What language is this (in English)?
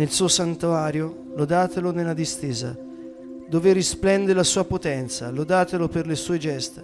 Italian